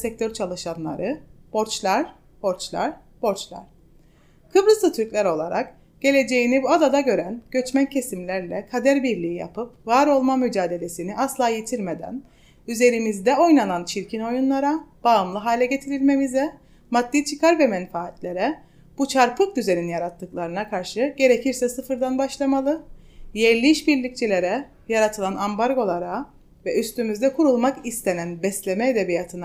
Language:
Turkish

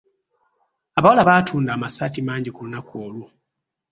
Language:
Ganda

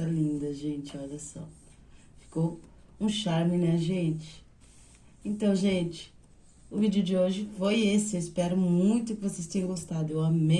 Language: Portuguese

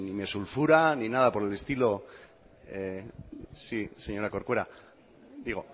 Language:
Spanish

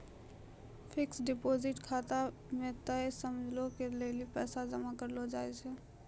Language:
Maithili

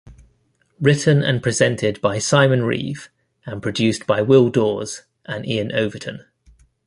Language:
English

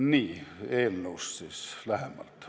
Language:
Estonian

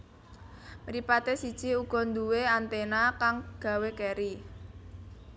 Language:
Javanese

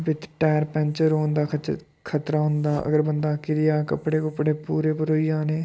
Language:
Dogri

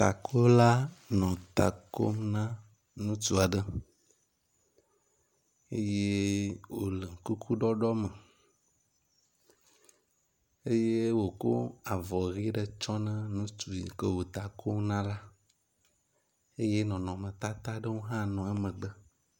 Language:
Ewe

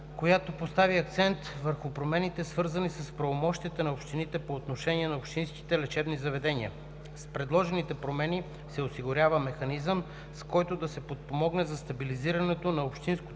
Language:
Bulgarian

